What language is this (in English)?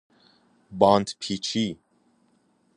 Persian